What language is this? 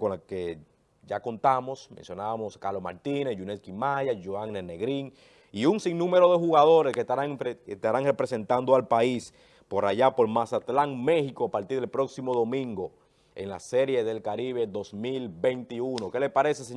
Spanish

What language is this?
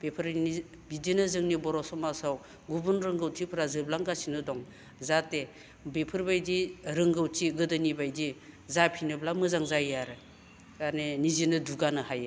Bodo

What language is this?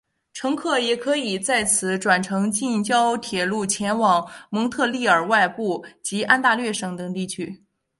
Chinese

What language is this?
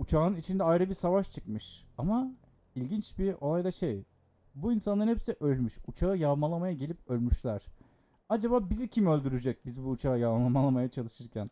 Turkish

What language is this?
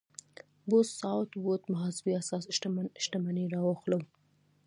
Pashto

